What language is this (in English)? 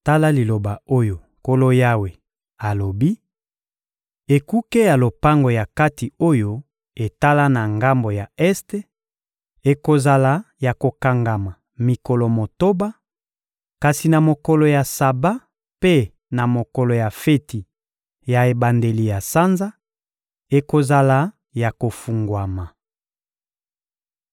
Lingala